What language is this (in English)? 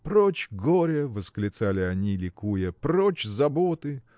Russian